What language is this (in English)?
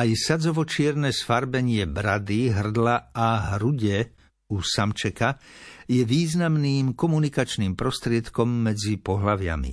Slovak